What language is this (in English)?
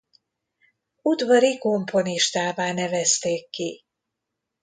Hungarian